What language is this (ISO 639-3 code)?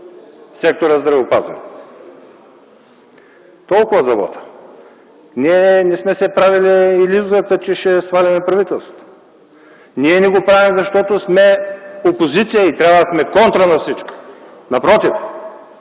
bul